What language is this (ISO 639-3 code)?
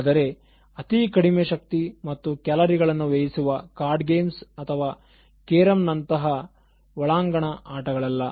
kan